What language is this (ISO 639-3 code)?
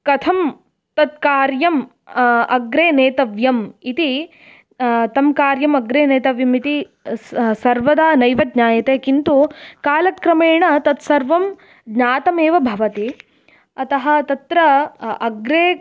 san